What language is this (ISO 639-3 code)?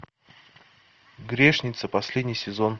rus